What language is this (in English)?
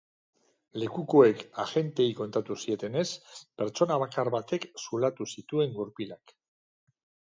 Basque